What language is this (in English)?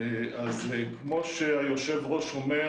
Hebrew